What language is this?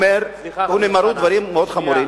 Hebrew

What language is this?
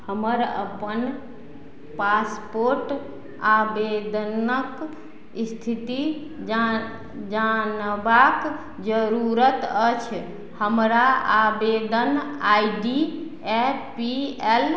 Maithili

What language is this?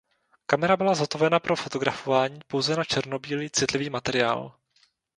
Czech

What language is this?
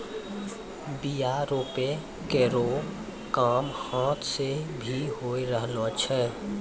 Maithili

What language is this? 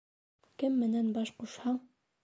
Bashkir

